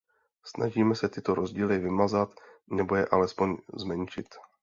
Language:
Czech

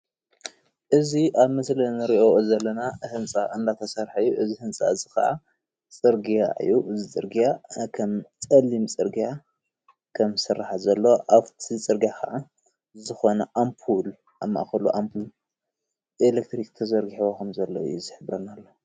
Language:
Tigrinya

